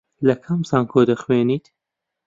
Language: Central Kurdish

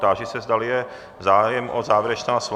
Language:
Czech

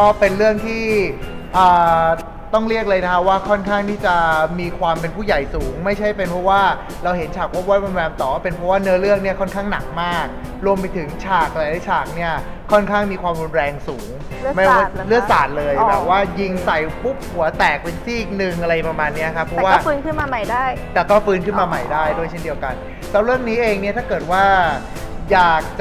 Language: Thai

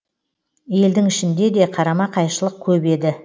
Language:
Kazakh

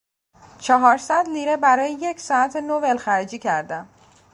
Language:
Persian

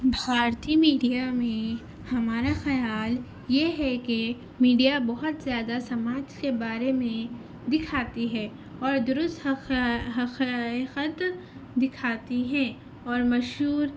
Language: Urdu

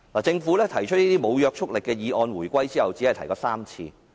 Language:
Cantonese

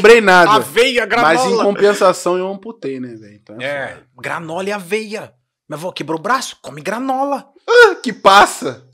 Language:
Portuguese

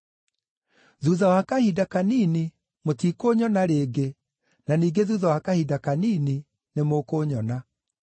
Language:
Kikuyu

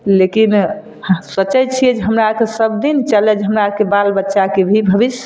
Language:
Maithili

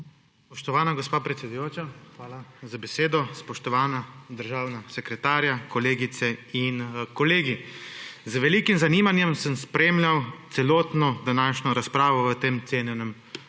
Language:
Slovenian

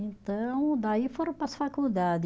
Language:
Portuguese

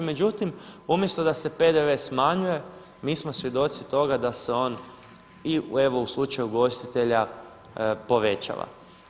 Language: Croatian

